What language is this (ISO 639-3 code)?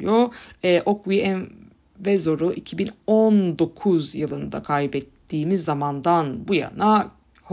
tur